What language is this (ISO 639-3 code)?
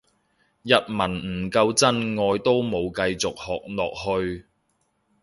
yue